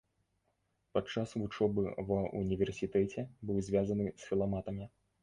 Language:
Belarusian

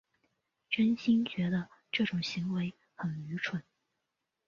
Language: Chinese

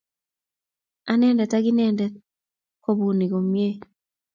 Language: Kalenjin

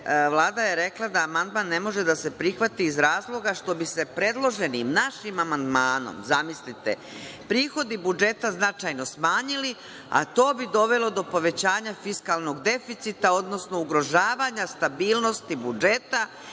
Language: Serbian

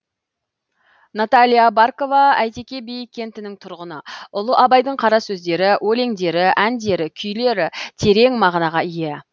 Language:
Kazakh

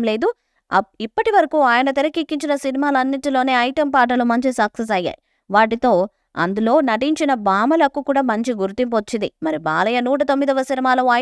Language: Telugu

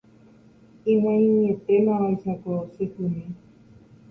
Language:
Guarani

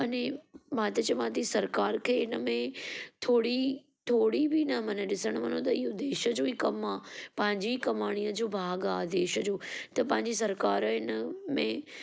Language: Sindhi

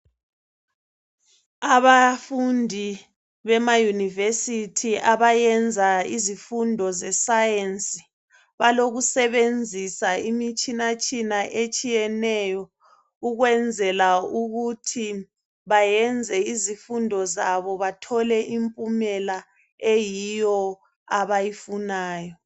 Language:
North Ndebele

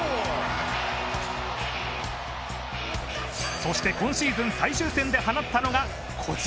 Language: Japanese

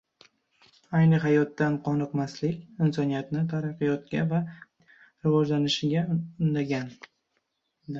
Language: Uzbek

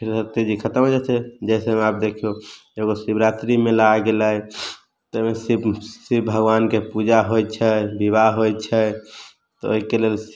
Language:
Maithili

